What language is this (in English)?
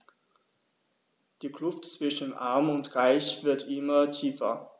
German